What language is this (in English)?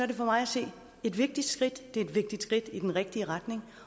Danish